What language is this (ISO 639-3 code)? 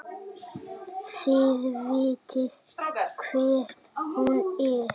isl